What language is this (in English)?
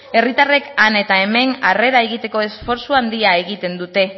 Basque